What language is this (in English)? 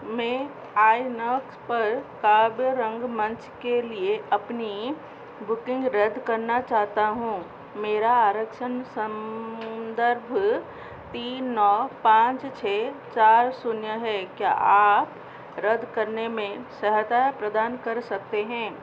Hindi